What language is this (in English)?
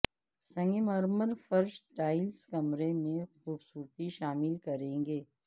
Urdu